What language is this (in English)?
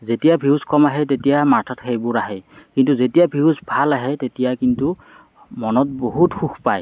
Assamese